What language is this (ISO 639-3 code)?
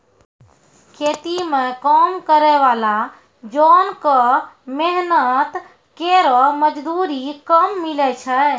mai